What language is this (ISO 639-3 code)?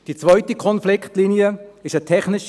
gsw